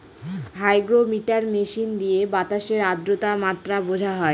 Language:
Bangla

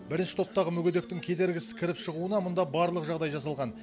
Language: Kazakh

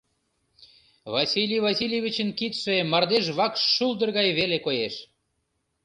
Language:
Mari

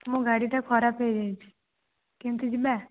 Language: Odia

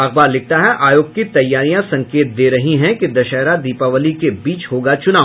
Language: Hindi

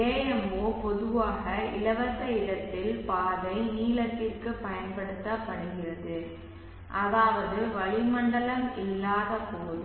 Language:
Tamil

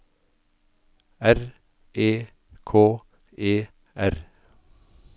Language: Norwegian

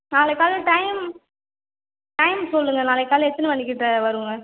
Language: Tamil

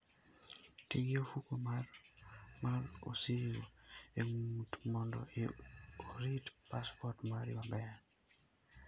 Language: Luo (Kenya and Tanzania)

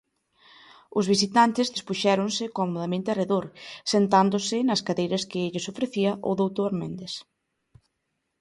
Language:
Galician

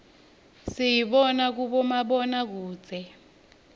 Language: Swati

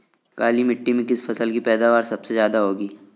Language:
Hindi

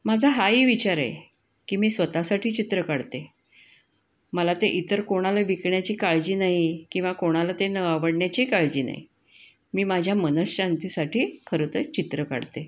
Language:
Marathi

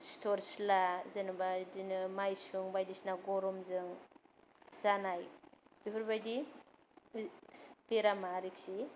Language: Bodo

